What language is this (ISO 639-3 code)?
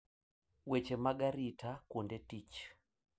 luo